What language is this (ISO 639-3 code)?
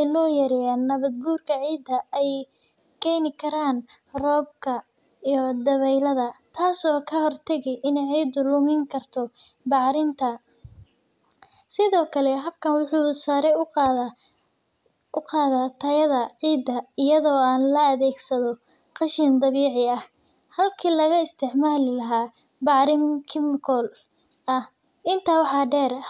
som